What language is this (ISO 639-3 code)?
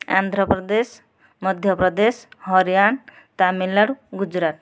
ori